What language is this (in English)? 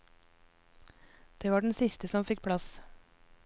Norwegian